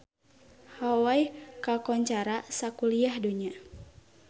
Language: Sundanese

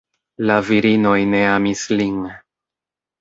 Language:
Esperanto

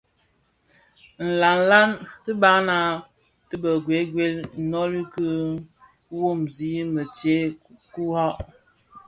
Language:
Bafia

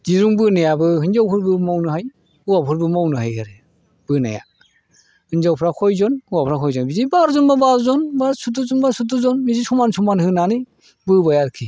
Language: Bodo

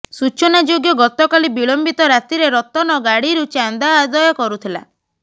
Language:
Odia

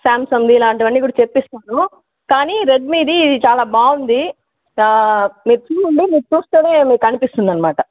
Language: Telugu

